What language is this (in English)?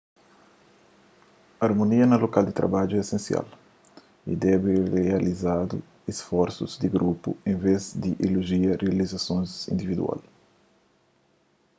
Kabuverdianu